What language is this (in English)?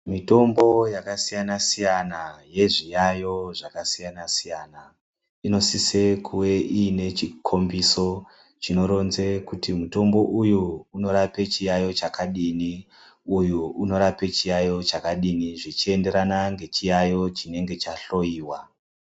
Ndau